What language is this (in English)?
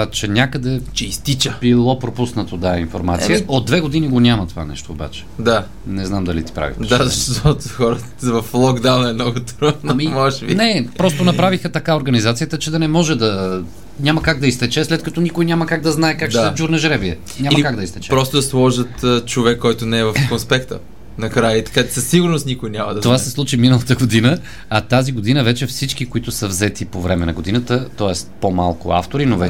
Bulgarian